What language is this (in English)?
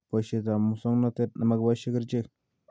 Kalenjin